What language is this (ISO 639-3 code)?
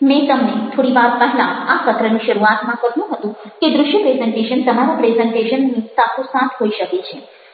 guj